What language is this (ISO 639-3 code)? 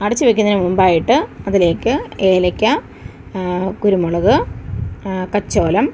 mal